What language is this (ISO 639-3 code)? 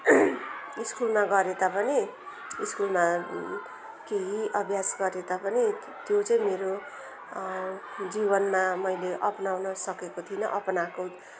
nep